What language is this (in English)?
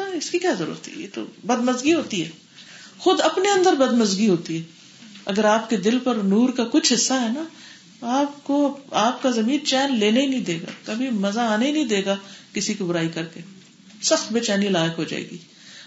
Urdu